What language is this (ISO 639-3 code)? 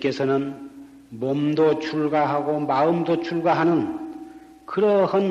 kor